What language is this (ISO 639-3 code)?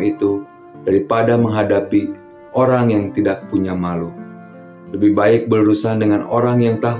ind